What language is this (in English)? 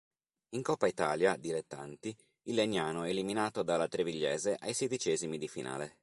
Italian